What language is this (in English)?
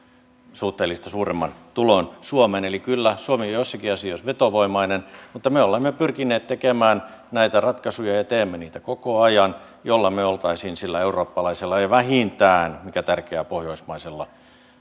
Finnish